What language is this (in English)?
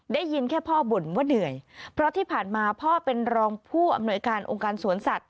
Thai